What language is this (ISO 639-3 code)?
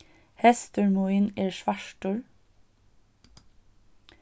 fao